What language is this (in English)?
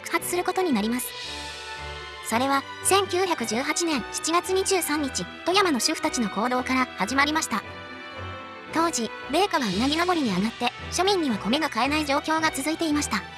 Japanese